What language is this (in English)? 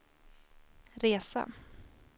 Swedish